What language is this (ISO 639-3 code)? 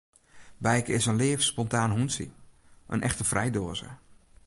fry